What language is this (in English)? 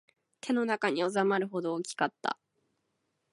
Japanese